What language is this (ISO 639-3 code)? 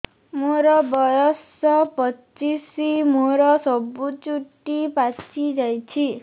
ori